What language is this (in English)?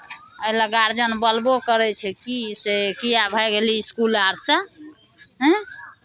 Maithili